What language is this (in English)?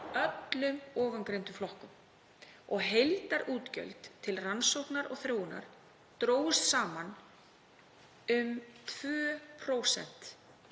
Icelandic